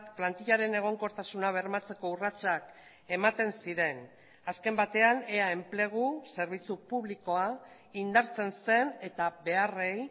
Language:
Basque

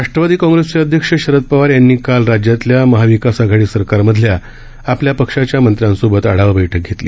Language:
Marathi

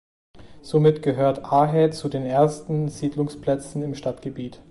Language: German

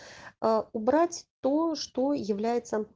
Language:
Russian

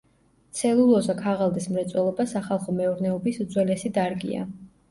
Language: Georgian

